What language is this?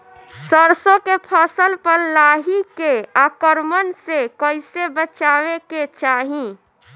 Bhojpuri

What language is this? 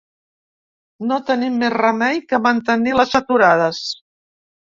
Catalan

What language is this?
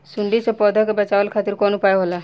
Bhojpuri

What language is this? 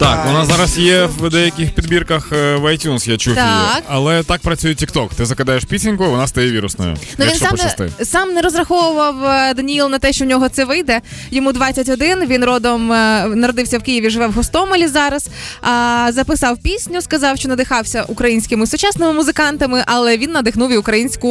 Ukrainian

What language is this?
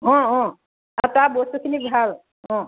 Assamese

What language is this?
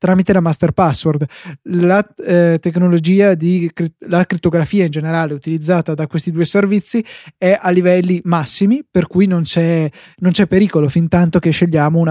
Italian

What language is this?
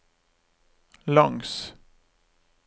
Norwegian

